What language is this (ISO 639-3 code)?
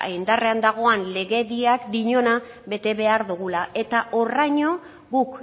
eus